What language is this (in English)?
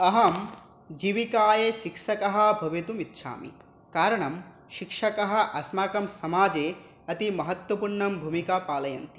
Sanskrit